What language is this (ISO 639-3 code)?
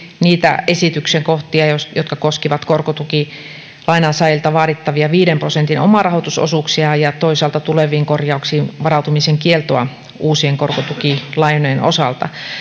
fin